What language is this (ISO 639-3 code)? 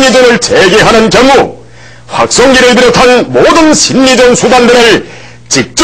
kor